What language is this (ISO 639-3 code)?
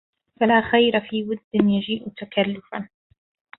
ara